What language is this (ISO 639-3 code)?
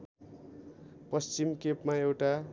nep